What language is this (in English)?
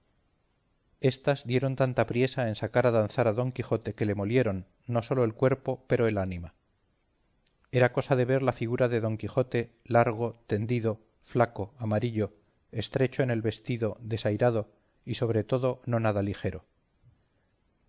Spanish